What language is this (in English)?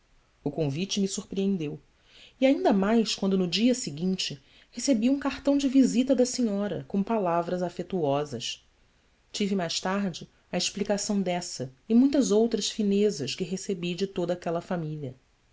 Portuguese